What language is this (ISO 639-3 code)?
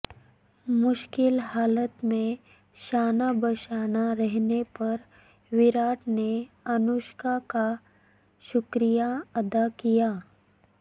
urd